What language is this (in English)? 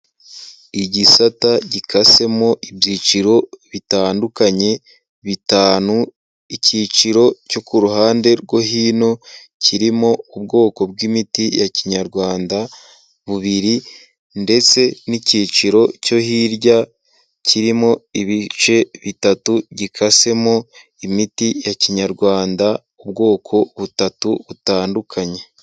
Kinyarwanda